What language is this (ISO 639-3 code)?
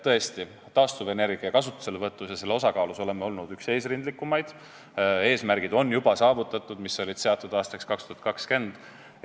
est